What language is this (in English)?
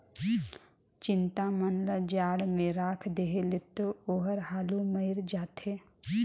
Chhattisgarhi